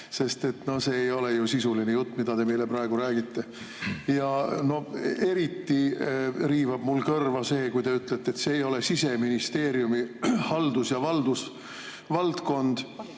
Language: Estonian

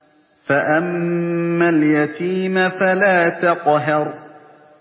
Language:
Arabic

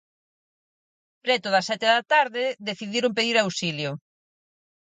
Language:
Galician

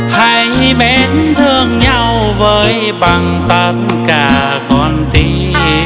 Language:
Vietnamese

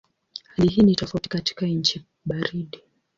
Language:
Swahili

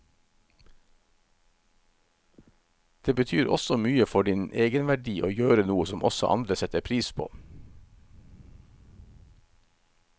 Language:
Norwegian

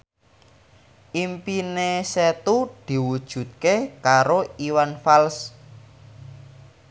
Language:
Javanese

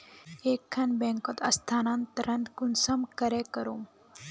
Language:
Magahi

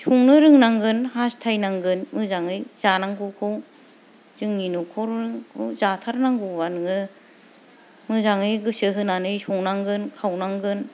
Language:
Bodo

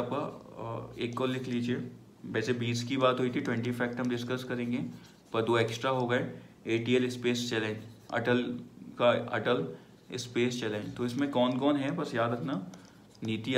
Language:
Hindi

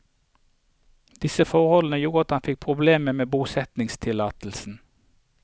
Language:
Norwegian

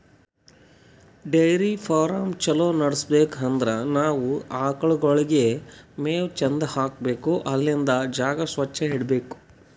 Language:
Kannada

